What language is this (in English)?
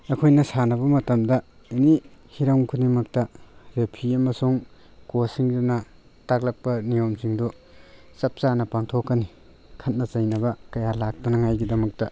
Manipuri